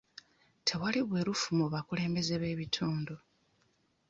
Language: Ganda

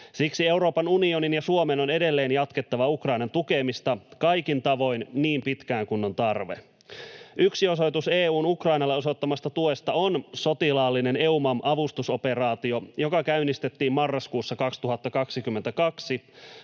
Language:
Finnish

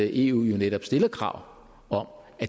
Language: Danish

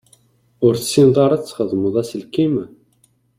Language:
Kabyle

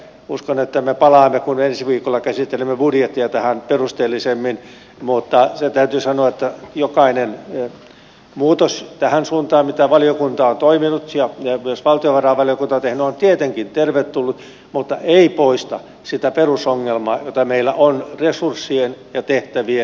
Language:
Finnish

